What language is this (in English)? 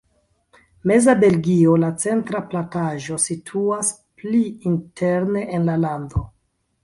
Esperanto